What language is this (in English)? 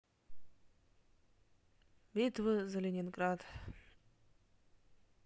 Russian